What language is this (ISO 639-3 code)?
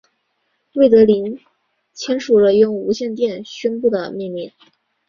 zho